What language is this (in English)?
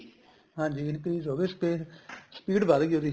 Punjabi